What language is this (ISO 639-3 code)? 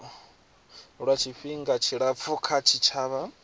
ven